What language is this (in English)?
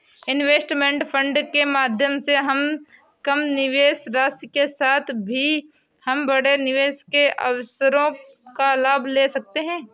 Hindi